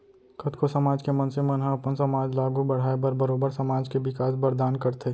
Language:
Chhattisgarhi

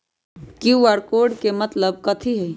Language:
Magahi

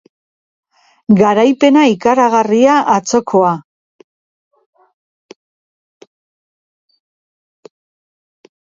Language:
Basque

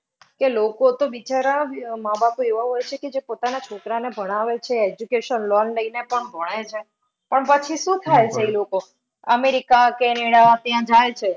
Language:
Gujarati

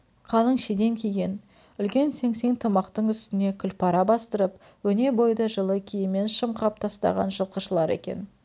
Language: Kazakh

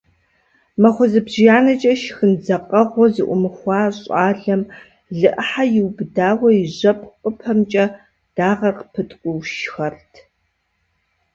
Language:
Kabardian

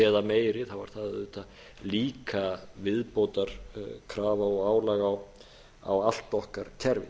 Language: Icelandic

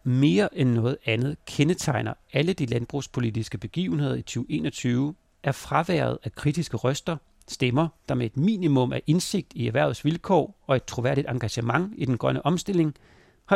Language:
Danish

